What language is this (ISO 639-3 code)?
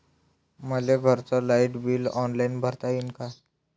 mar